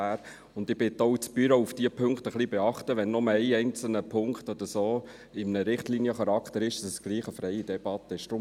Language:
Swiss German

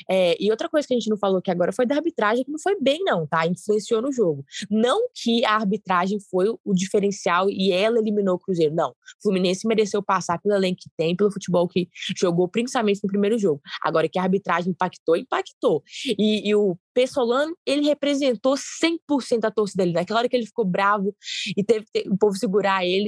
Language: Portuguese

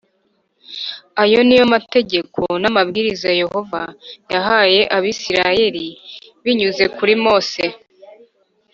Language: Kinyarwanda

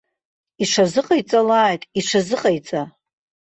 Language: Abkhazian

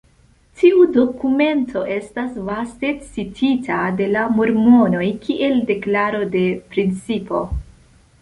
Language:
Esperanto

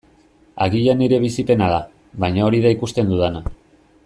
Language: Basque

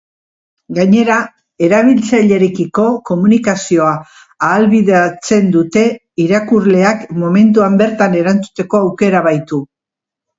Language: Basque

